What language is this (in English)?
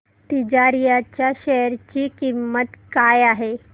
Marathi